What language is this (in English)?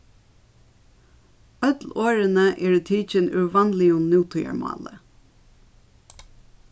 Faroese